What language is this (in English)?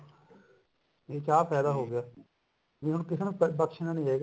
Punjabi